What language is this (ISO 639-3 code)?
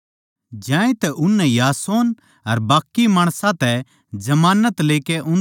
bgc